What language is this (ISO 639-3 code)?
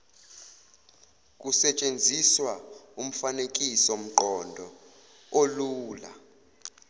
zul